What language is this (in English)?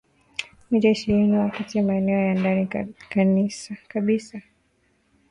Swahili